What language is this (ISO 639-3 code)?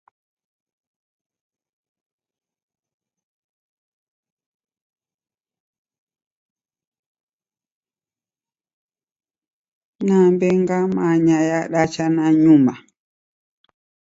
dav